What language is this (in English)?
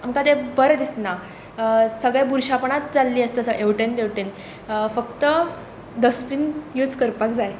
Konkani